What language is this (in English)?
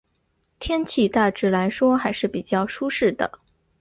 Chinese